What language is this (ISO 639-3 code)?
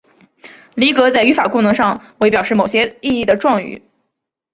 zho